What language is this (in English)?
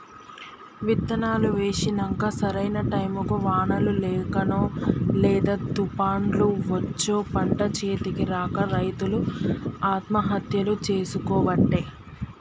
Telugu